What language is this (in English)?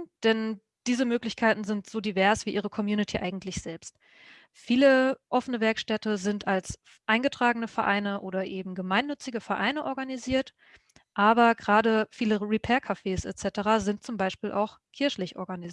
German